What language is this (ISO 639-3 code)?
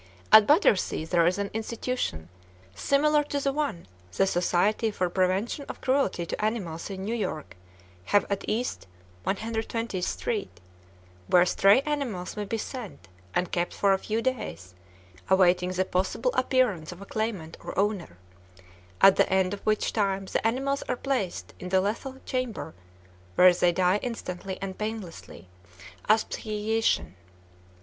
eng